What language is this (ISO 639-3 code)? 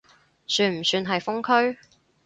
yue